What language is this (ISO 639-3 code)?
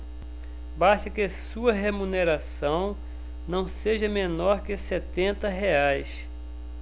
por